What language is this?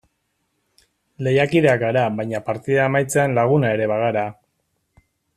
Basque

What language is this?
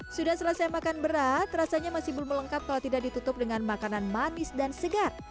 Indonesian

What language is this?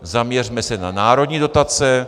Czech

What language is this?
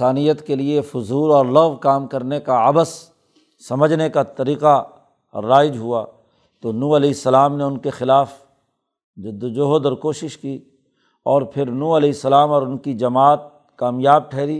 Urdu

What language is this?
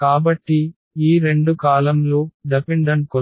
Telugu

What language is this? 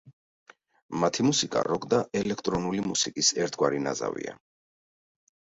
Georgian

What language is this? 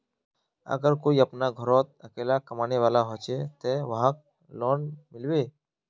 Magahi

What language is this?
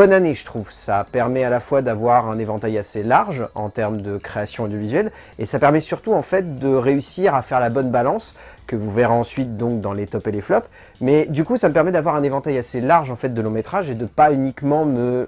French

